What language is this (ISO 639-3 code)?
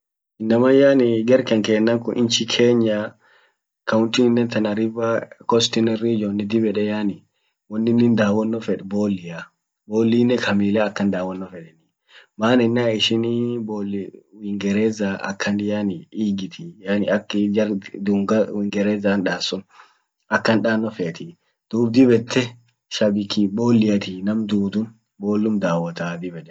orc